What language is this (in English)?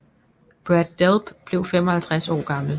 Danish